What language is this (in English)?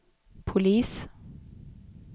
Swedish